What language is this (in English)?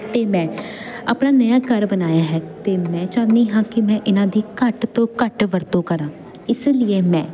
Punjabi